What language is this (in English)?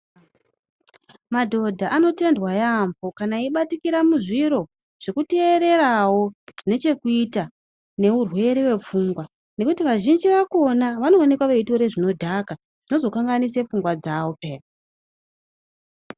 Ndau